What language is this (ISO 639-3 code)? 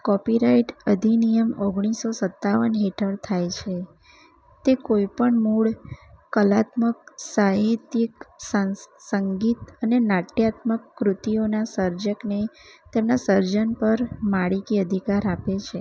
guj